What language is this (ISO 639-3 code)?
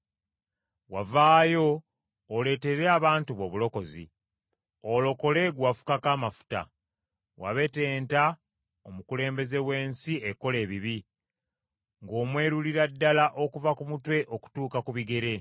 lug